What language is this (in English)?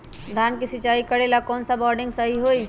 Magahi